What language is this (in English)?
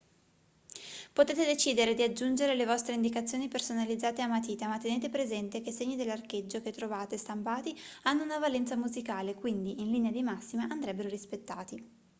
Italian